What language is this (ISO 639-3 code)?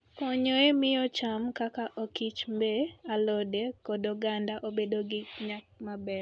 luo